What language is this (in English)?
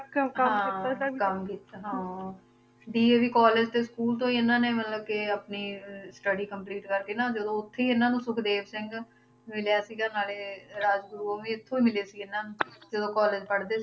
Punjabi